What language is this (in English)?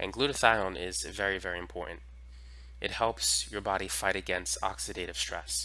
English